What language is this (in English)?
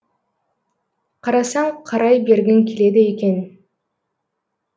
Kazakh